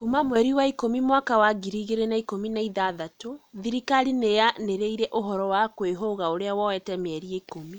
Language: Kikuyu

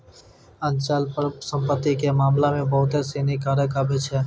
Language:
Maithili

